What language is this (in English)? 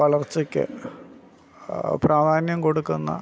Malayalam